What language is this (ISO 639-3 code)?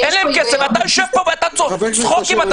heb